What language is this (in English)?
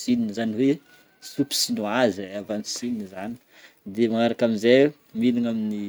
Northern Betsimisaraka Malagasy